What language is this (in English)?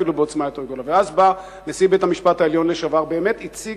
Hebrew